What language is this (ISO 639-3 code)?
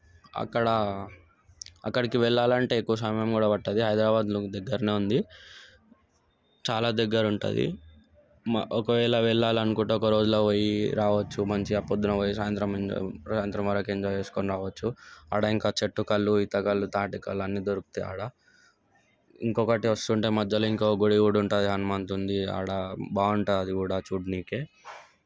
tel